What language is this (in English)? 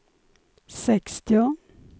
Swedish